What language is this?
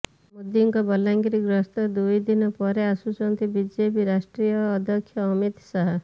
Odia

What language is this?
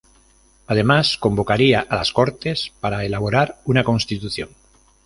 Spanish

